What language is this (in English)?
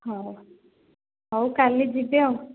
Odia